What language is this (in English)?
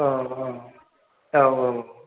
Bodo